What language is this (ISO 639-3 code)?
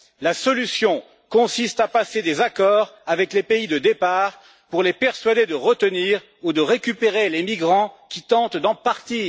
fra